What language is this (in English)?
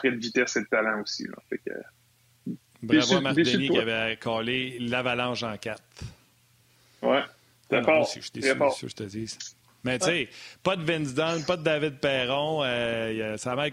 French